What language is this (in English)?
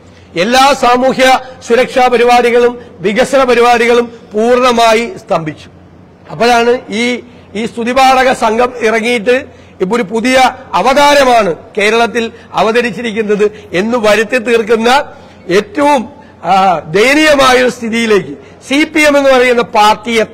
Malayalam